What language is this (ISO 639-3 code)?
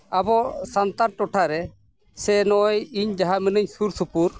sat